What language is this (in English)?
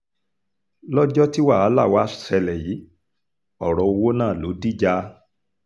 Yoruba